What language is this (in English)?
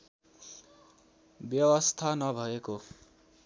Nepali